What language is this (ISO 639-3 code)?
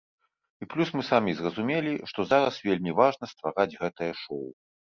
bel